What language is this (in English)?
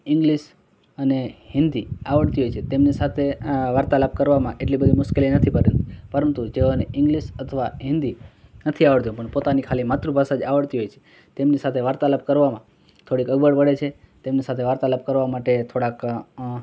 Gujarati